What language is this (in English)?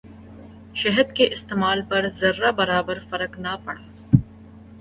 Urdu